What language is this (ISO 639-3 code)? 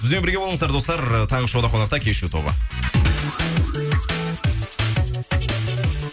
kaz